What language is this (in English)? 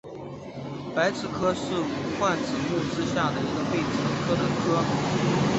Chinese